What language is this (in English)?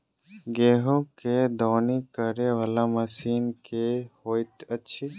Maithili